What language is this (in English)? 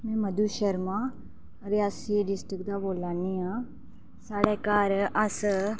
Dogri